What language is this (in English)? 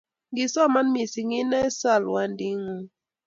Kalenjin